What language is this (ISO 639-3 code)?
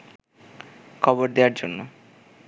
ben